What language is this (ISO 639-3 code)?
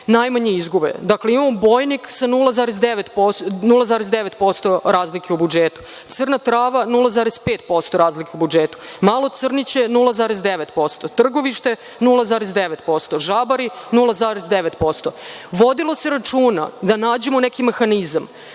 srp